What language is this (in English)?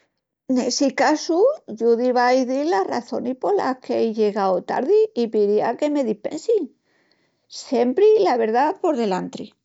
Extremaduran